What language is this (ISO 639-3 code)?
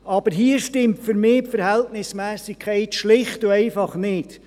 gsw